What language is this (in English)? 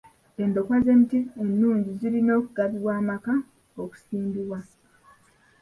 Ganda